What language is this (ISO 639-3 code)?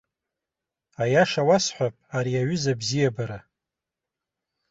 abk